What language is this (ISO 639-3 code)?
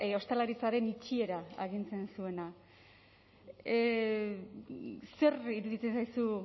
eus